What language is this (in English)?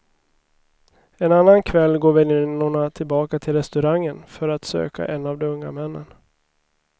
Swedish